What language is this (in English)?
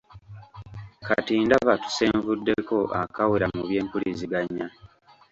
Ganda